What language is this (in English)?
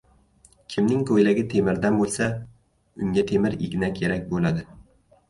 Uzbek